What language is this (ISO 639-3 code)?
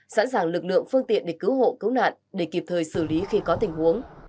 vie